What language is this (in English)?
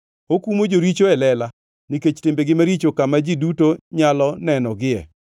Luo (Kenya and Tanzania)